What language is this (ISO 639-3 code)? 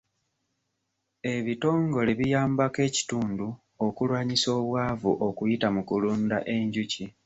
lug